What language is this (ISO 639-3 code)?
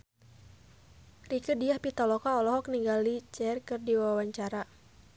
sun